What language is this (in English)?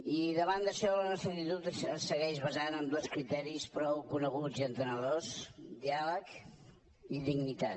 Catalan